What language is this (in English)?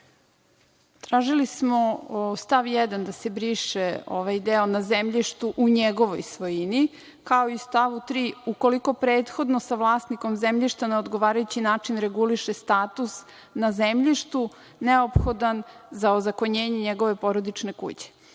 Serbian